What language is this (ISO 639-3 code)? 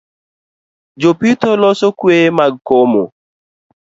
luo